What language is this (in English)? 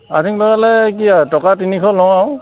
Assamese